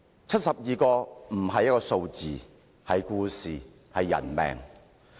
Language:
Cantonese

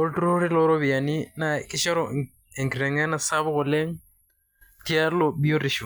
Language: Masai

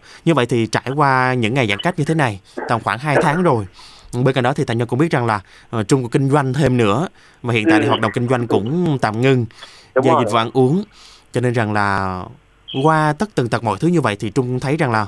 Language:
Vietnamese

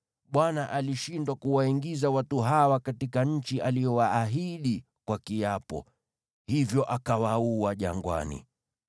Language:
Swahili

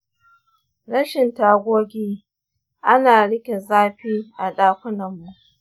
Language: Hausa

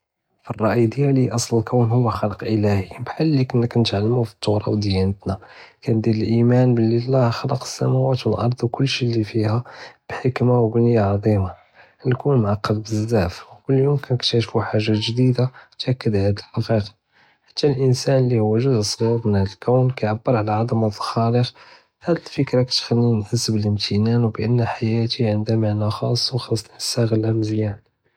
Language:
Judeo-Arabic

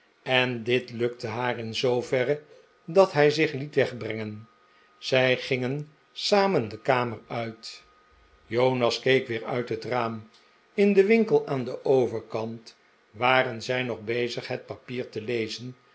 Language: Dutch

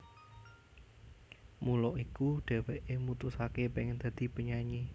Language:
Javanese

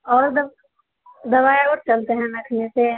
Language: Maithili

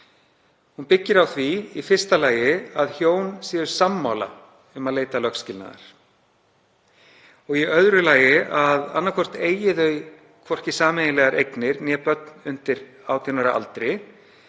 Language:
Icelandic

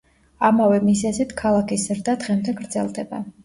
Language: Georgian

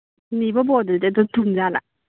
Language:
Manipuri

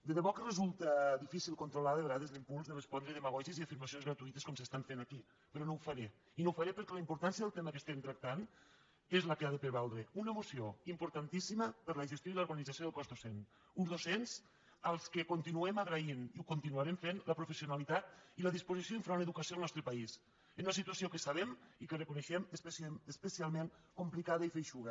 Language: Catalan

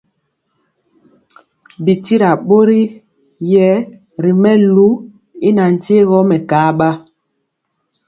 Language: Mpiemo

